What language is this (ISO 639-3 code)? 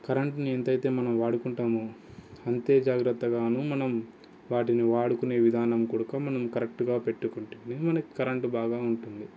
tel